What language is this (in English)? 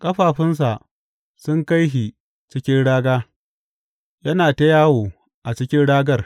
Hausa